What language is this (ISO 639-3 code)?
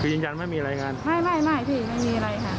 tha